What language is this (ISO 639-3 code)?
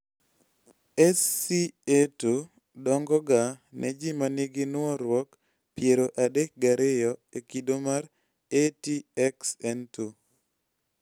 luo